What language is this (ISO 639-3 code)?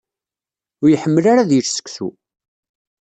kab